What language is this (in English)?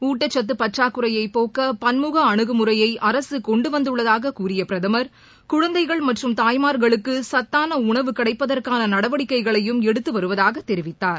Tamil